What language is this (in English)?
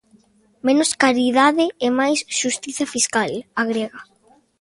Galician